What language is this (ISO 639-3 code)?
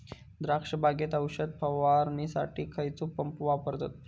mar